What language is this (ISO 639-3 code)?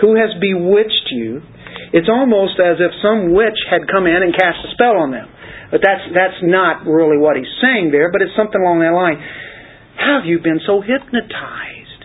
eng